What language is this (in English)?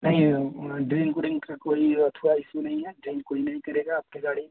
Hindi